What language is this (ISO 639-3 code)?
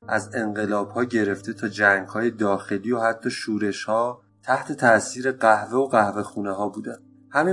fas